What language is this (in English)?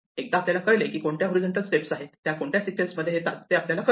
Marathi